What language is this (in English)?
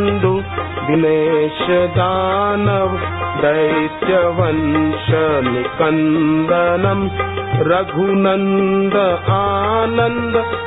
Hindi